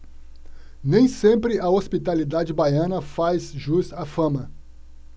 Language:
Portuguese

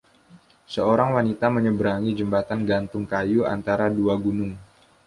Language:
Indonesian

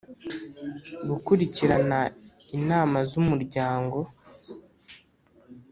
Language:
Kinyarwanda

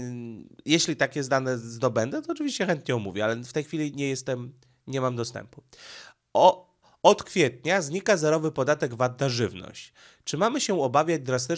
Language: Polish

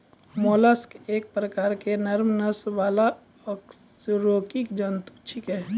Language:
Maithili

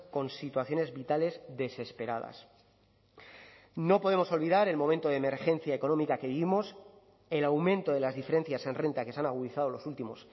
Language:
Spanish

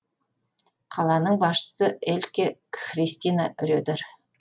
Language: Kazakh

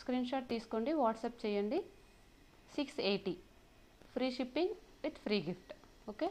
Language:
Hindi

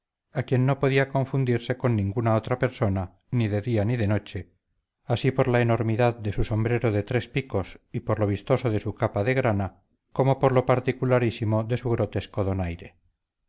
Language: Spanish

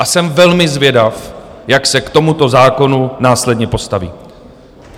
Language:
Czech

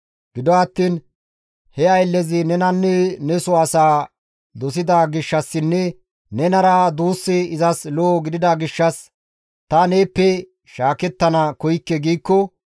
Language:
Gamo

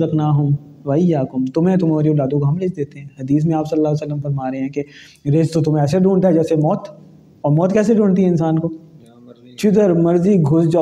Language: Urdu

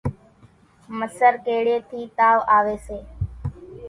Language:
Kachi Koli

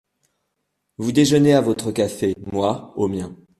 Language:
French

